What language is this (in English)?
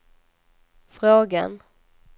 Swedish